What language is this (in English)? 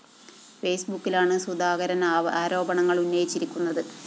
Malayalam